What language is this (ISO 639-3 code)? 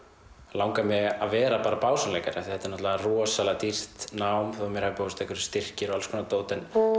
isl